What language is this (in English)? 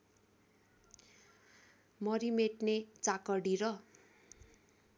Nepali